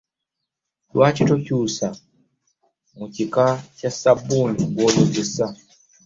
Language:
Ganda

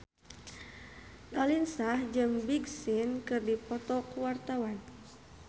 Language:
Sundanese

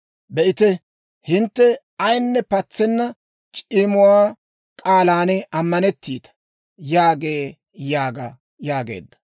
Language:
Dawro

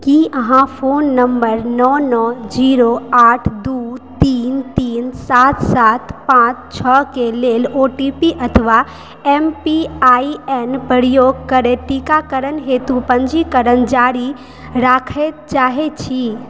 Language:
Maithili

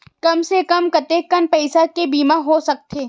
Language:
Chhattisgarhi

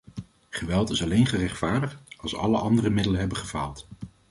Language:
Dutch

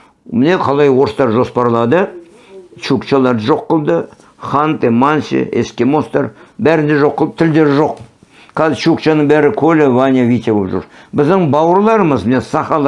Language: Turkish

